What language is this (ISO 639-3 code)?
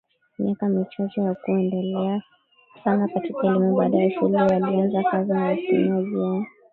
swa